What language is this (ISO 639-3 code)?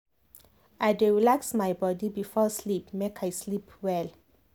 pcm